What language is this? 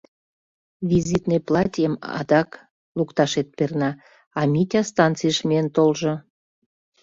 Mari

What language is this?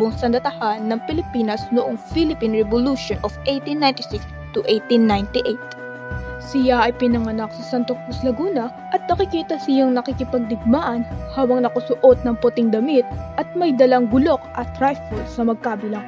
Filipino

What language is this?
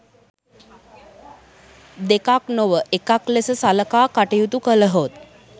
Sinhala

